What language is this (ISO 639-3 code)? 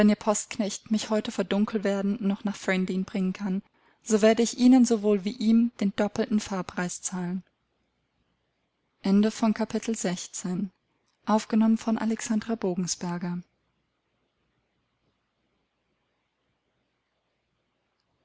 deu